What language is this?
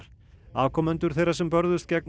Icelandic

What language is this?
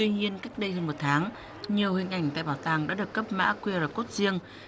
Vietnamese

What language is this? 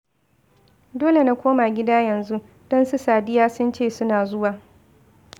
Hausa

